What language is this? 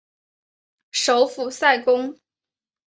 Chinese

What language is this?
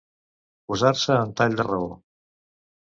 Catalan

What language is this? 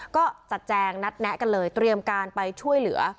Thai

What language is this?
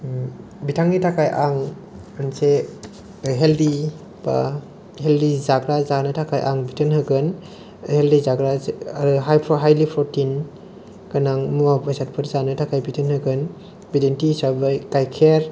Bodo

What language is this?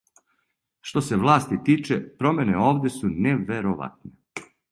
Serbian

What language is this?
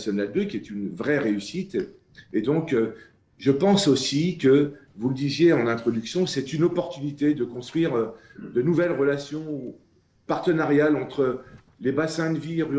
French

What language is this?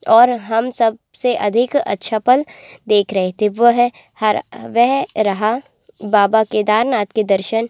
Hindi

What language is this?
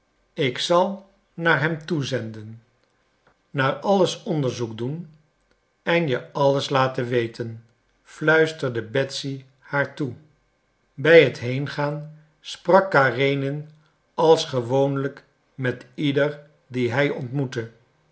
Dutch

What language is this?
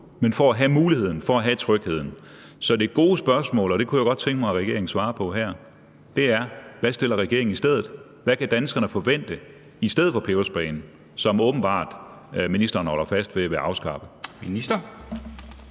Danish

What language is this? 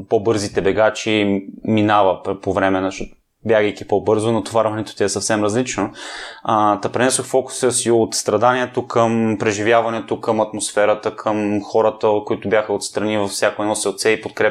Bulgarian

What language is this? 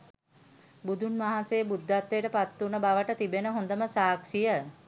Sinhala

